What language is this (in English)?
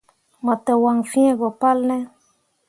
Mundang